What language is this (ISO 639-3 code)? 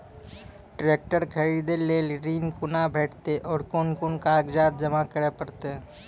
mai